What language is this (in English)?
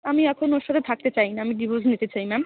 Bangla